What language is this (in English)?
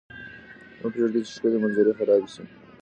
Pashto